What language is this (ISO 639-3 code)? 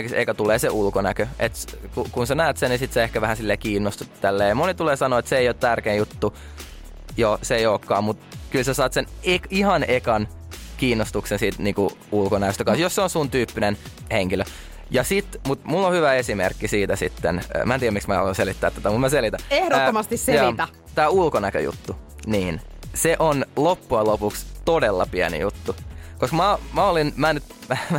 fin